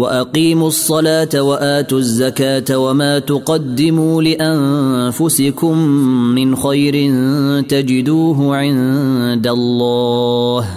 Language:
Arabic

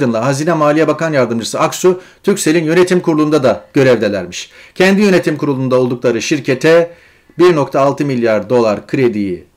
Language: Turkish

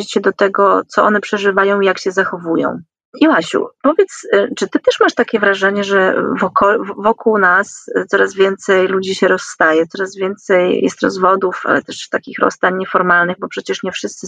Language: Polish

